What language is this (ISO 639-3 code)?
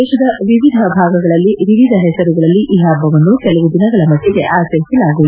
kan